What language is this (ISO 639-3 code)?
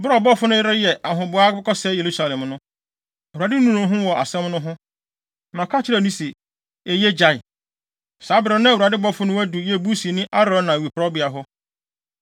aka